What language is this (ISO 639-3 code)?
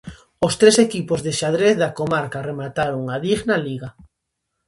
glg